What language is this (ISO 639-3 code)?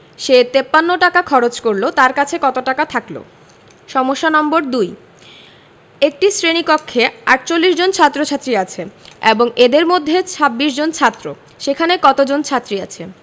ben